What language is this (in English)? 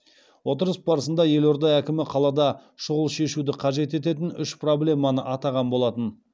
Kazakh